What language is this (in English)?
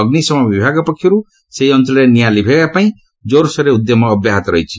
Odia